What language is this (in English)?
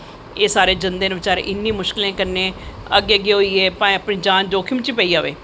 Dogri